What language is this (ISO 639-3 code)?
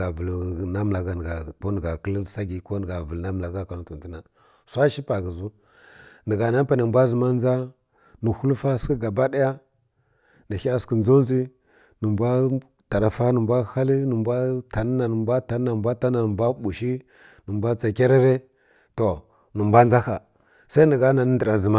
fkk